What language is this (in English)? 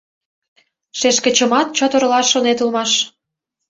Mari